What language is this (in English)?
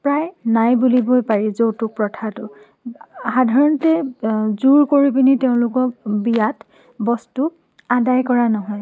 Assamese